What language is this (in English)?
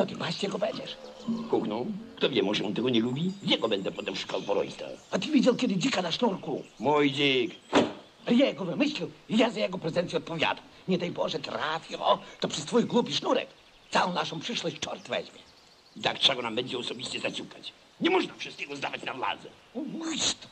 Polish